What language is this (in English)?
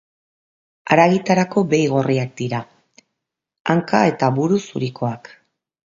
Basque